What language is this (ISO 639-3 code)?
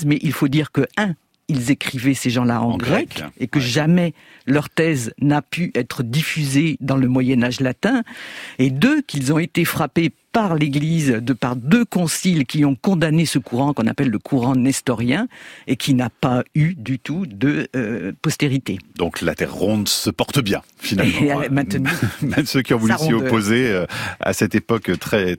fra